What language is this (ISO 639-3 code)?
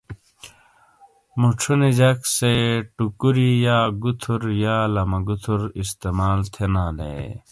scl